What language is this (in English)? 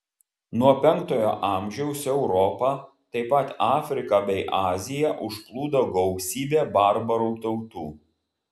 Lithuanian